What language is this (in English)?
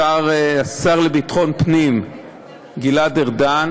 Hebrew